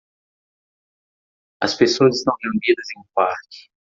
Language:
Portuguese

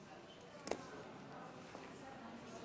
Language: Hebrew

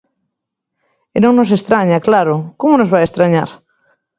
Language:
Galician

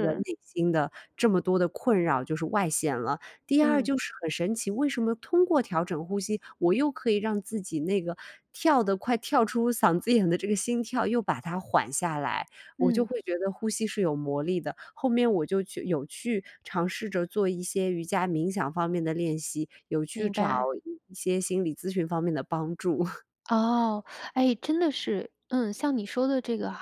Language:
Chinese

